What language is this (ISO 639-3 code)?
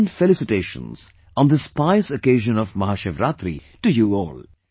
eng